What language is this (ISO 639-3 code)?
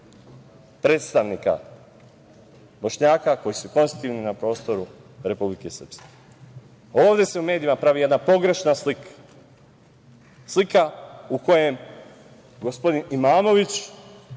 srp